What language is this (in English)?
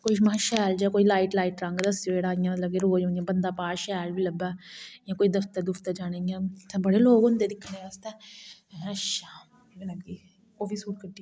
Dogri